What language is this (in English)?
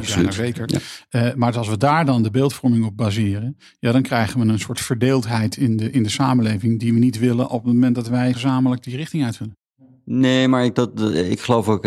Dutch